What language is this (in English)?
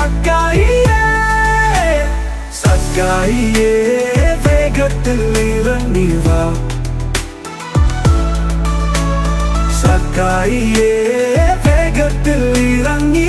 Malayalam